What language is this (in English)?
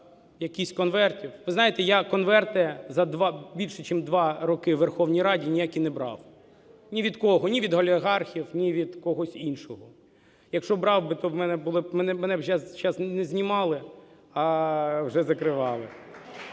Ukrainian